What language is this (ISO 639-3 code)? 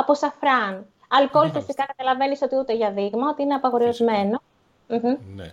ell